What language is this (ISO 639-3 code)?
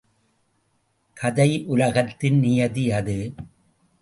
tam